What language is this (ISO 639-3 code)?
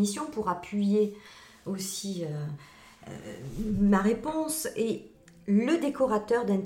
fra